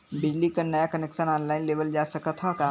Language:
Bhojpuri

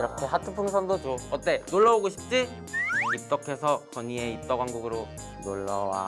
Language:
Korean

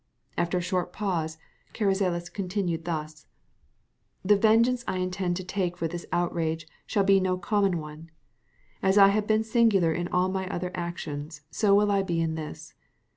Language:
English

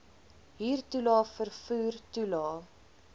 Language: Afrikaans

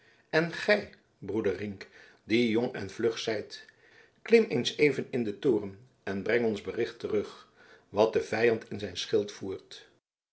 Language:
Dutch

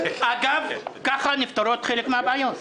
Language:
Hebrew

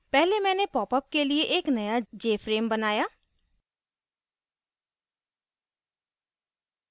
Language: Hindi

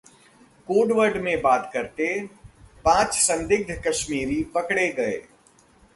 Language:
Hindi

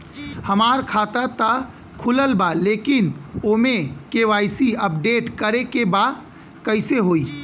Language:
Bhojpuri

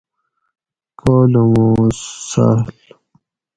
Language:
Gawri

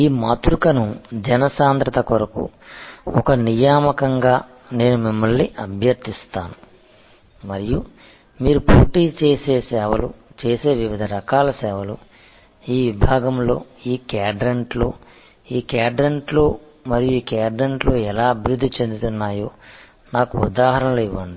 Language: Telugu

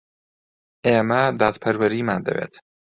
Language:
Central Kurdish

